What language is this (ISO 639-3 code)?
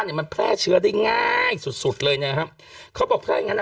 tha